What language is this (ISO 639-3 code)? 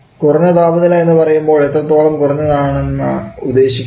mal